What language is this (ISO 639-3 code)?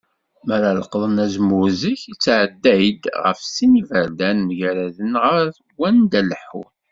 kab